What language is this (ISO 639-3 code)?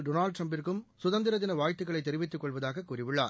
tam